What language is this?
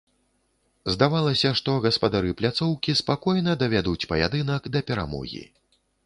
Belarusian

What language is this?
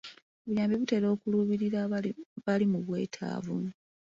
Ganda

